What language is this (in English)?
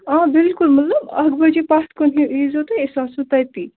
Kashmiri